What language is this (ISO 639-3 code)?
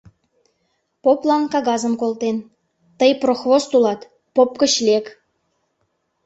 chm